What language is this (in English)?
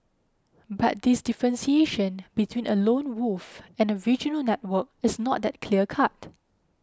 English